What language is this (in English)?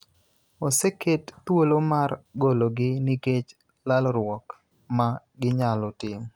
Luo (Kenya and Tanzania)